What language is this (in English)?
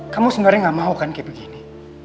Indonesian